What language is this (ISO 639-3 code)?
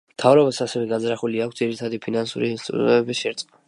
kat